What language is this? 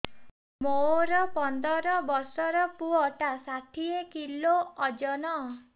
Odia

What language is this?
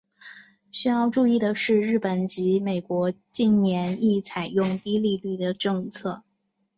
Chinese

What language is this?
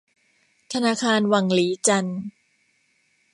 Thai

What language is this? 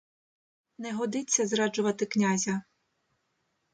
Ukrainian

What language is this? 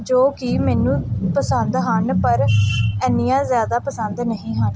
Punjabi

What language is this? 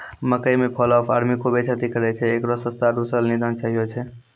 Maithili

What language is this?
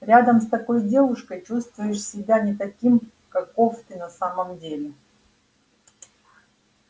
Russian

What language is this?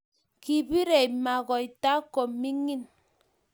Kalenjin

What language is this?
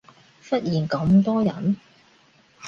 Cantonese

